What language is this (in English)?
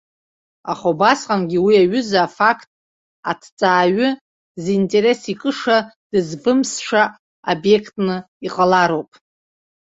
Abkhazian